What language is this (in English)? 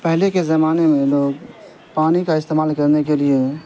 Urdu